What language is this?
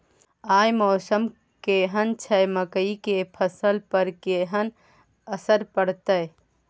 Maithili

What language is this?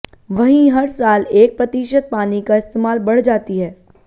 Hindi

